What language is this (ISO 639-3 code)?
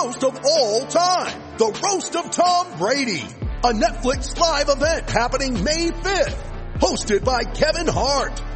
eng